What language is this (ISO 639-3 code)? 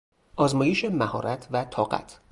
fas